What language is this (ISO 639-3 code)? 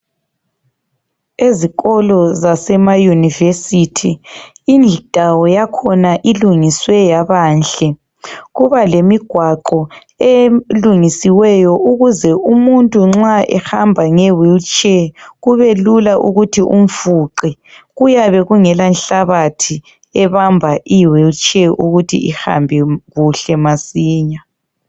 nde